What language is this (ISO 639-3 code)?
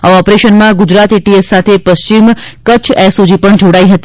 guj